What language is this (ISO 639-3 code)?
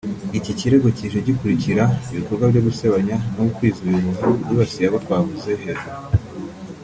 kin